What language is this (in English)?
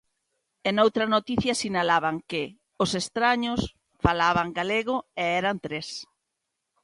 Galician